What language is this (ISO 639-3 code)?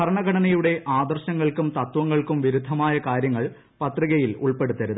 mal